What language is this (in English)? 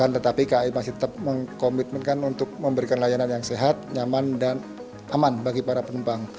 Indonesian